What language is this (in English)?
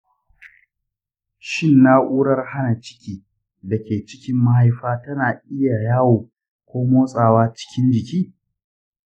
Hausa